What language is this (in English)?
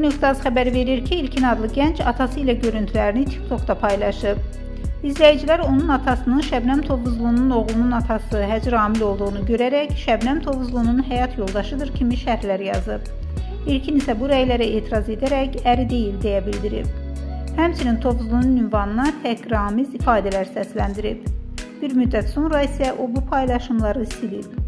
Turkish